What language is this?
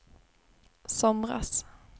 Swedish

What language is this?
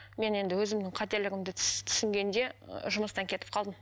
Kazakh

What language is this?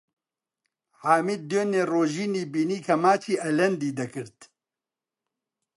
Central Kurdish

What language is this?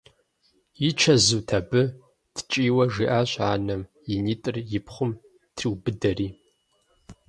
Kabardian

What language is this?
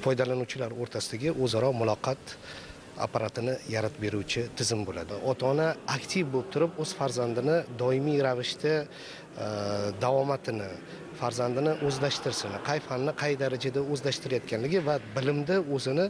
Uzbek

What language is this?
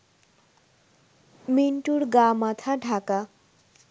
Bangla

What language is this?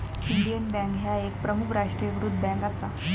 Marathi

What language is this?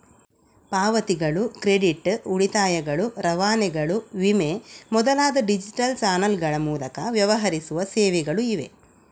Kannada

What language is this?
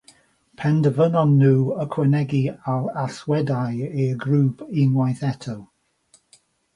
Welsh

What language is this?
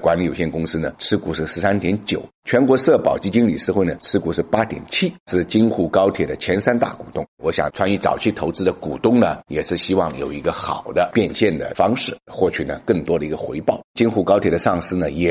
Chinese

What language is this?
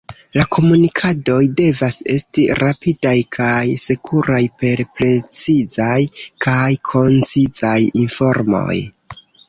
Esperanto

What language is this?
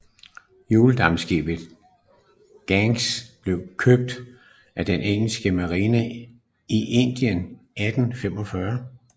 Danish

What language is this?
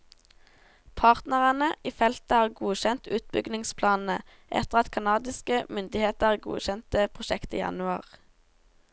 Norwegian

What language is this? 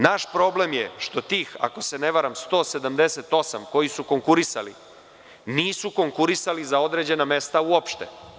Serbian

